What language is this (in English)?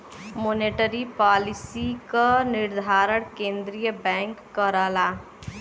Bhojpuri